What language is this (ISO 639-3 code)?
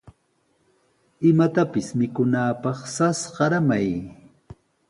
qws